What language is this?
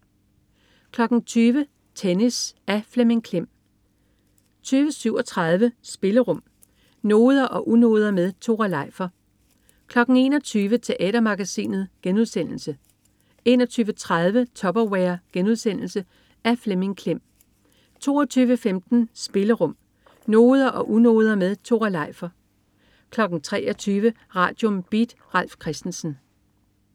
Danish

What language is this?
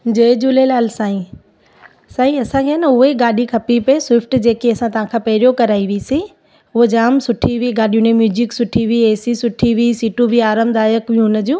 Sindhi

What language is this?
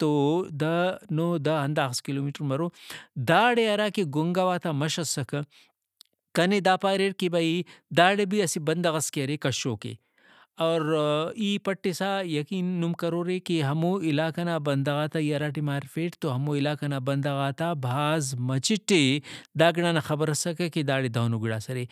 Brahui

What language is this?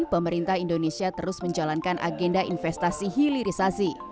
Indonesian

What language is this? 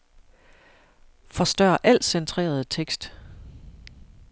Danish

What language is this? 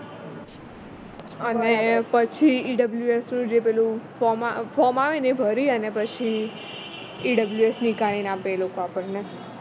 Gujarati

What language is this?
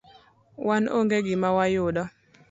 Luo (Kenya and Tanzania)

